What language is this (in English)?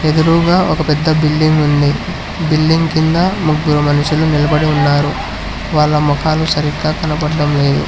Telugu